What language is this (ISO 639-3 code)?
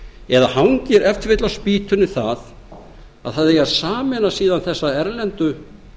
isl